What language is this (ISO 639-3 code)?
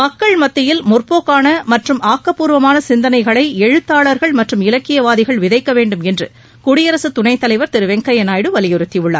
tam